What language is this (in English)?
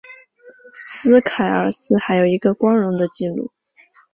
Chinese